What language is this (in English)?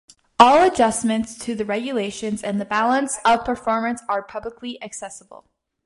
English